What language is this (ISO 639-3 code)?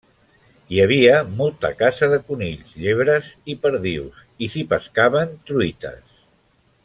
cat